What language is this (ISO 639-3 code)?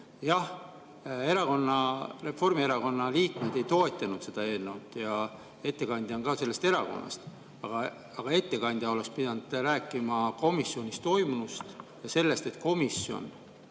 est